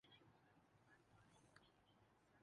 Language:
Urdu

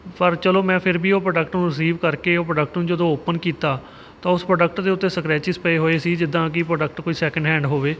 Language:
Punjabi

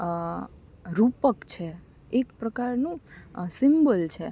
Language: Gujarati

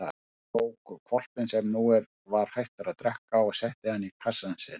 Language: Icelandic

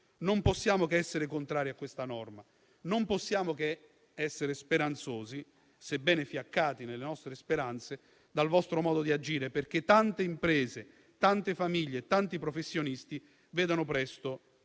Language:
Italian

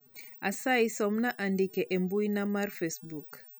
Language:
Luo (Kenya and Tanzania)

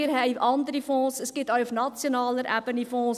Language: Swiss German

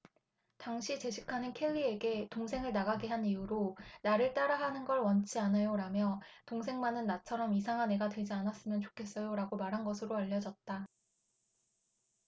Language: Korean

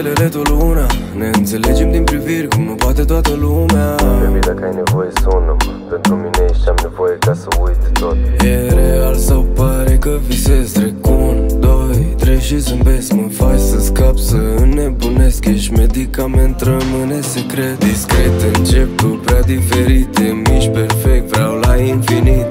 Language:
Romanian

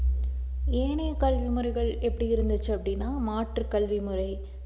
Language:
Tamil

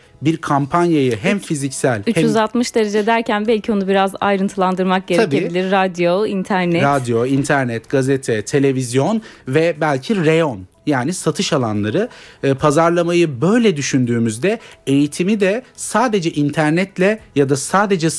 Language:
Turkish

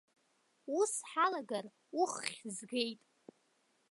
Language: Abkhazian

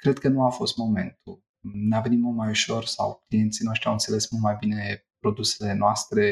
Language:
Romanian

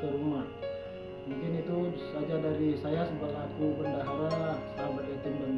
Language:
Indonesian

